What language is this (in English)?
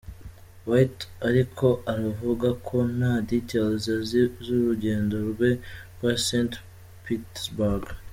Kinyarwanda